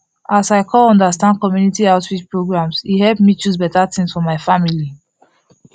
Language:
Nigerian Pidgin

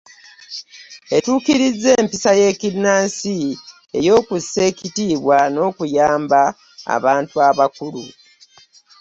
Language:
Ganda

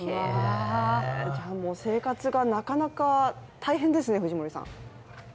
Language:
Japanese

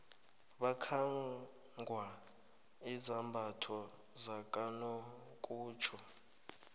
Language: South Ndebele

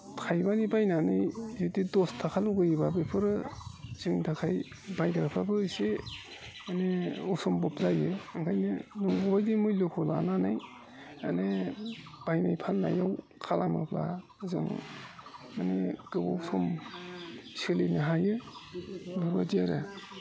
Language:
Bodo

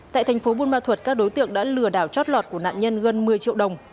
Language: Vietnamese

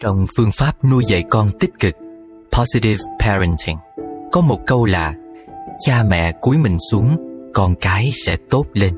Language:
Vietnamese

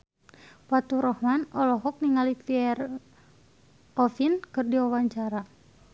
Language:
Sundanese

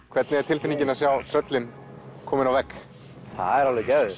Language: Icelandic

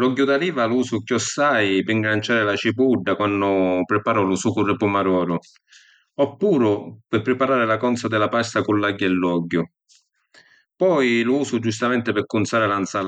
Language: Sicilian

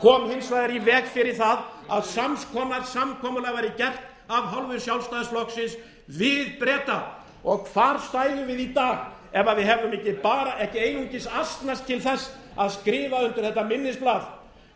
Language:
Icelandic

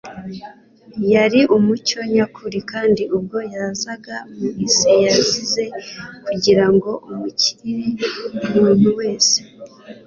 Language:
Kinyarwanda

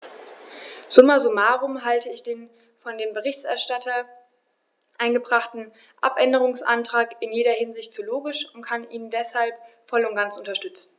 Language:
German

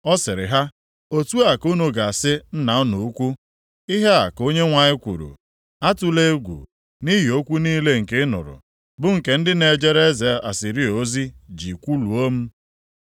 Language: Igbo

